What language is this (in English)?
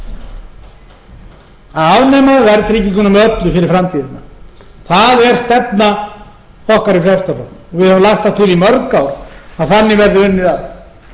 Icelandic